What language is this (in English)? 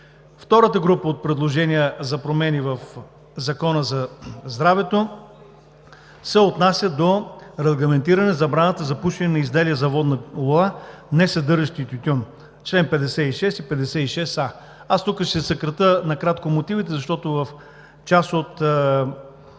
Bulgarian